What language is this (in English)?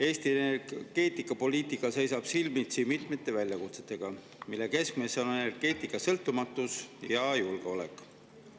Estonian